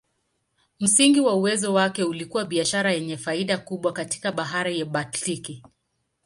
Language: Swahili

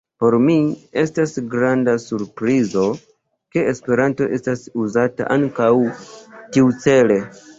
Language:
Esperanto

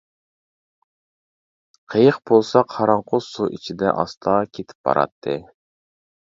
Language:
Uyghur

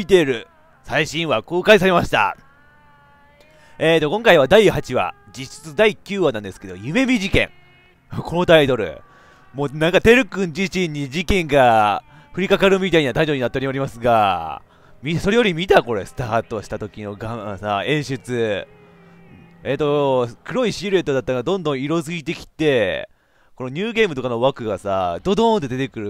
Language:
Japanese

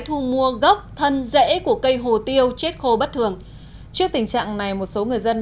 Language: Vietnamese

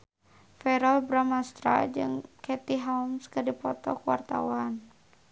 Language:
Sundanese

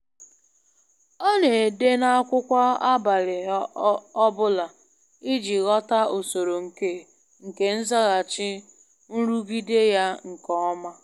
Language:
Igbo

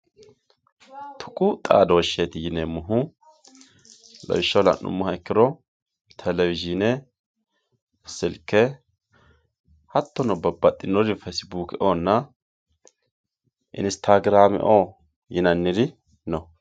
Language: Sidamo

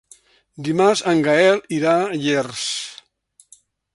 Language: Catalan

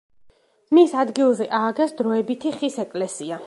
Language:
Georgian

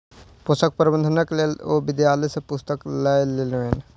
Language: Maithili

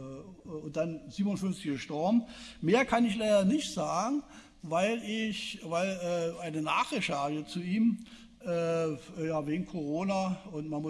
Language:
German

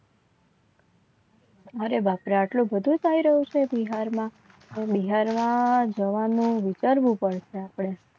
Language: Gujarati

